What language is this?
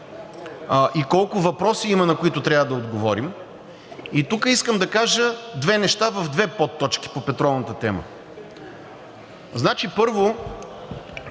Bulgarian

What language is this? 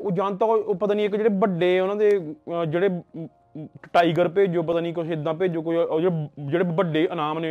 Punjabi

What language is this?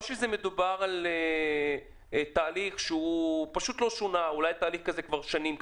Hebrew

